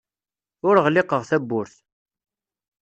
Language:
Kabyle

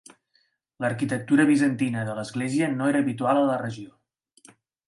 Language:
Catalan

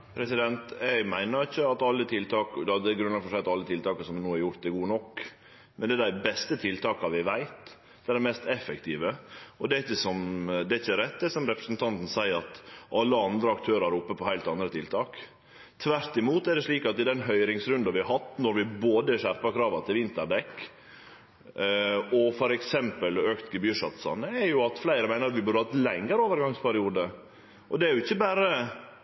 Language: Norwegian Nynorsk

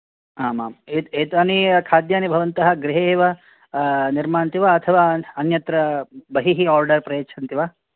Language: Sanskrit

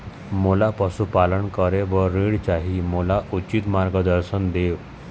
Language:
Chhattisgarhi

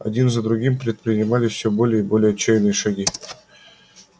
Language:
Russian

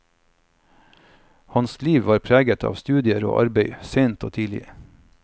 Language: Norwegian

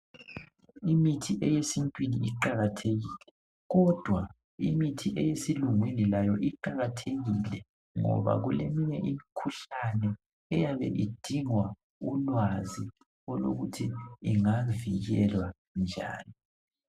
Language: North Ndebele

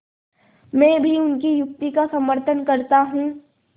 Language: Hindi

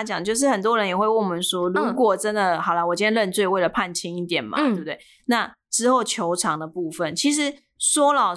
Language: Chinese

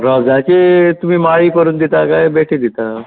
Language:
Konkani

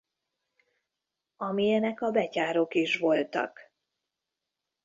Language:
Hungarian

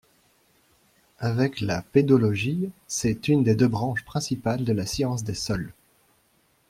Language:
French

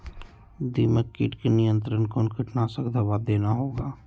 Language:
Magahi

